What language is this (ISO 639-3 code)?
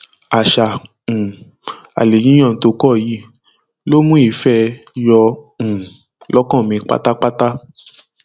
yor